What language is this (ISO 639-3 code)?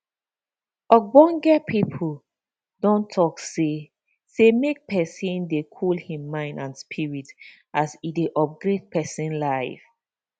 pcm